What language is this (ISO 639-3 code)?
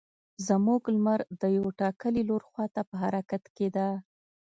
pus